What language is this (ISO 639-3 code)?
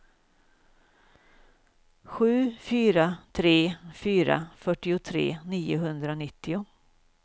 swe